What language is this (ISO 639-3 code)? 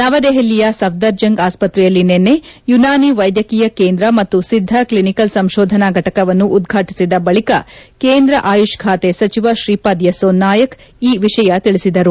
kan